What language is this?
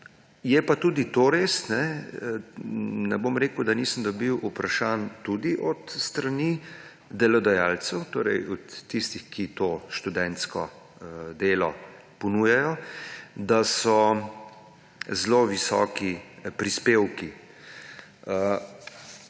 Slovenian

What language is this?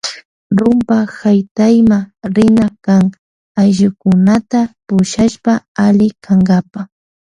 Loja Highland Quichua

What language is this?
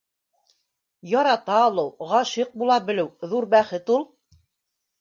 Bashkir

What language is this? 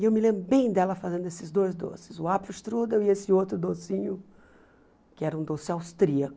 Portuguese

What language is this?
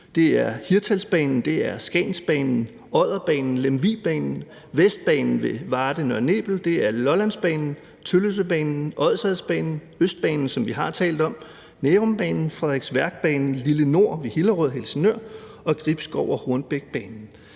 Danish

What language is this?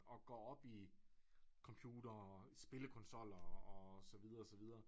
Danish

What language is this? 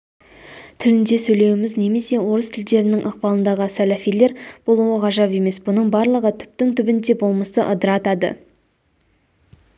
Kazakh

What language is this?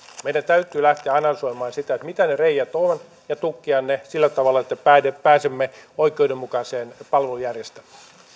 Finnish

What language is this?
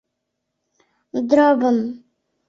Mari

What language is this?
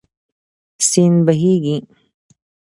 Pashto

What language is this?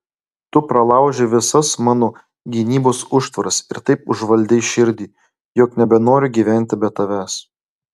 Lithuanian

